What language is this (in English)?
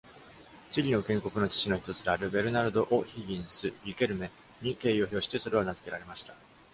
Japanese